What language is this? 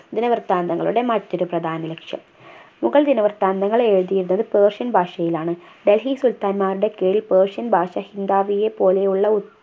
Malayalam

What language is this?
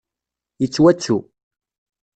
Kabyle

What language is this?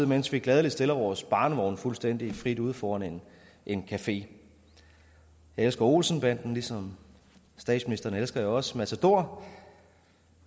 Danish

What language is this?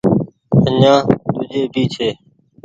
Goaria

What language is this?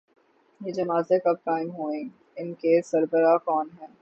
Urdu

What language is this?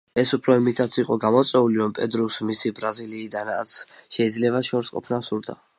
Georgian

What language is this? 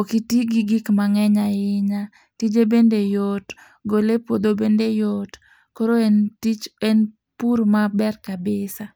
Luo (Kenya and Tanzania)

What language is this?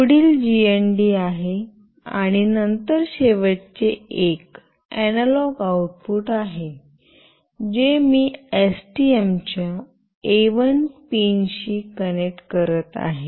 Marathi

